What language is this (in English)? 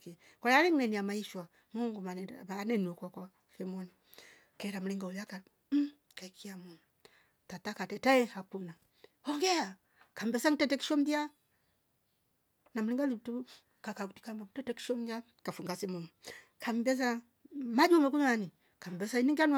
Rombo